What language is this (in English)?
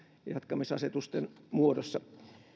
Finnish